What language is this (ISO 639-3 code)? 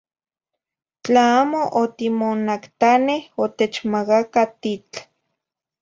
nhi